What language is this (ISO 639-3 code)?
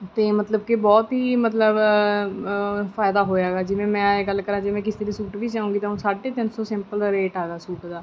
pan